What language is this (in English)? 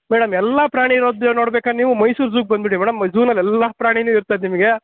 Kannada